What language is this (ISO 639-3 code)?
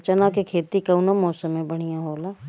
bho